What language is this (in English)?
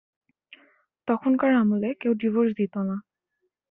Bangla